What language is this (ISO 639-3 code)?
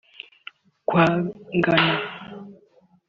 kin